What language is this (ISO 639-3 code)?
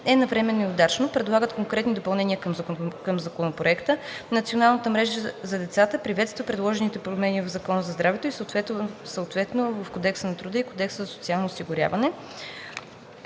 bul